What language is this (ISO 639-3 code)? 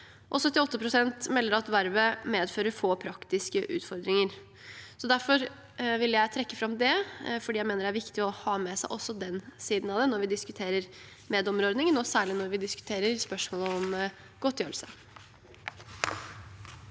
nor